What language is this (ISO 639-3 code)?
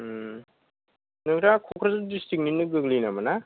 brx